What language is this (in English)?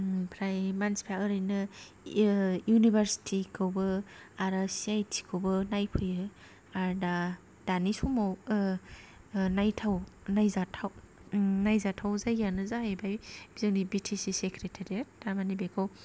Bodo